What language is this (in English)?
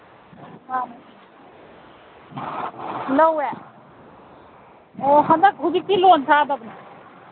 Manipuri